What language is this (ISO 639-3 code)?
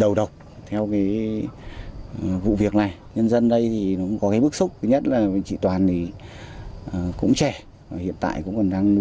vie